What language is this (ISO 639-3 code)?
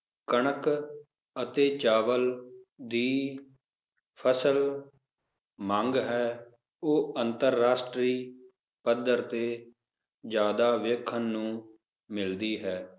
pan